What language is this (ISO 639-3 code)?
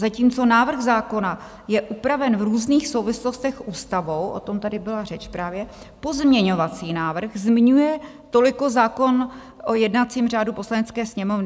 ces